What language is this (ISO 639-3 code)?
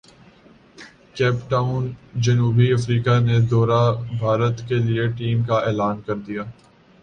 urd